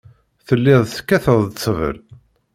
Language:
Kabyle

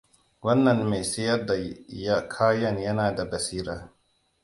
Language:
Hausa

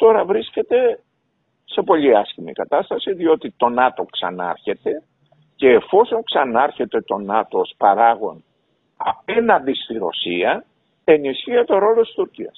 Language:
Greek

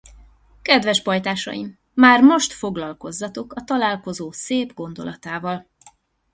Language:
Hungarian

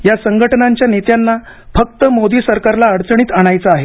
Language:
Marathi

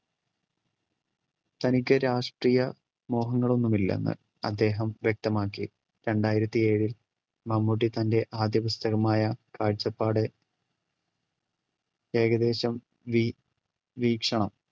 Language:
Malayalam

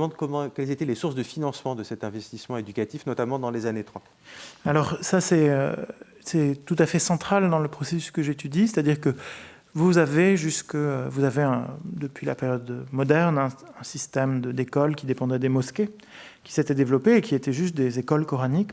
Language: French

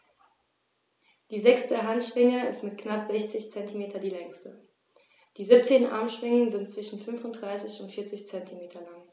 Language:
German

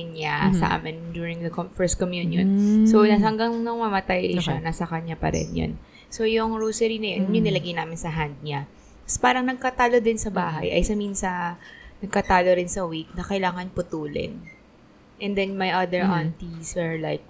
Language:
Filipino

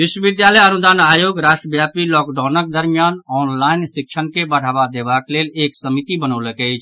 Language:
Maithili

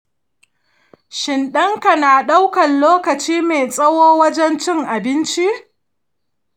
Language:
Hausa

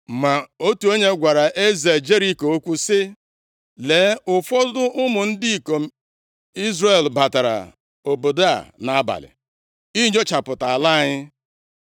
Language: Igbo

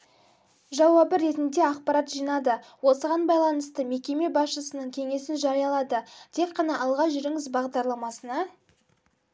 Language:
Kazakh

